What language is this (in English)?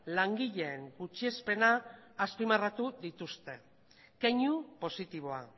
Basque